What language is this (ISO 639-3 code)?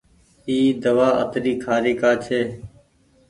gig